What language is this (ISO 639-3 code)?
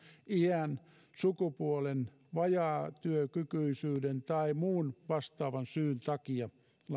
fin